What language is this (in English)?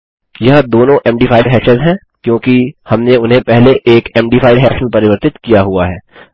Hindi